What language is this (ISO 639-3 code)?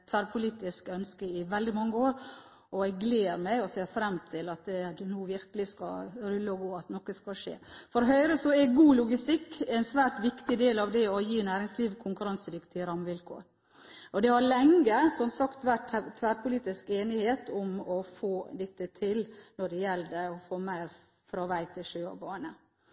nob